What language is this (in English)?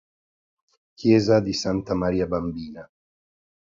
Italian